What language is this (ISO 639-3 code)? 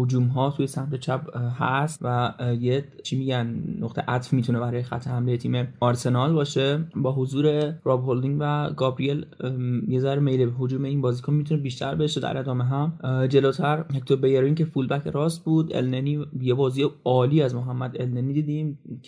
fas